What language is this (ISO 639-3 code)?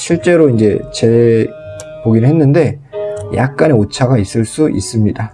kor